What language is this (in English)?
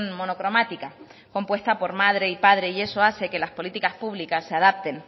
Spanish